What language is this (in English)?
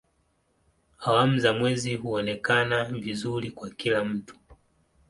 Swahili